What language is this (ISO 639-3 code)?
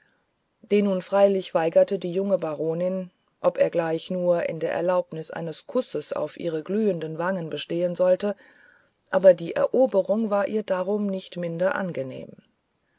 deu